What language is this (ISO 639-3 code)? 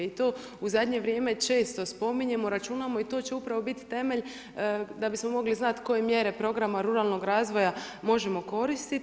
hrv